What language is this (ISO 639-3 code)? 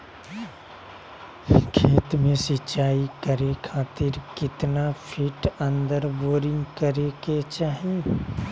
mag